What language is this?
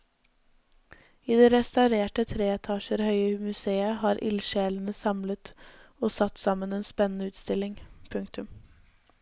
Norwegian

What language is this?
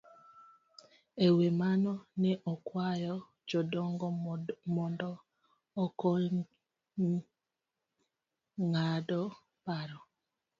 Luo (Kenya and Tanzania)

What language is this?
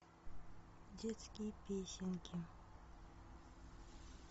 Russian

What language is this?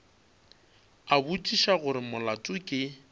Northern Sotho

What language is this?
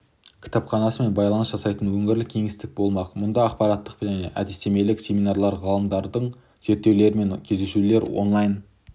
Kazakh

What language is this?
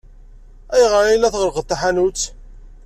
Kabyle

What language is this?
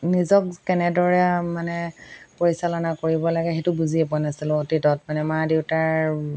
Assamese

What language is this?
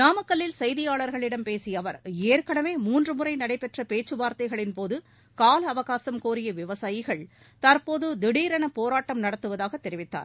Tamil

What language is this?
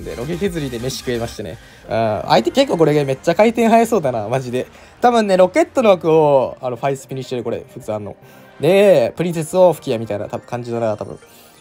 Japanese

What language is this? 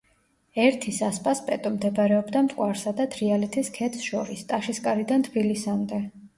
Georgian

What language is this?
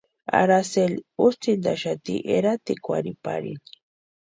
Western Highland Purepecha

